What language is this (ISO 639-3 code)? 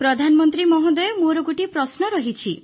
ori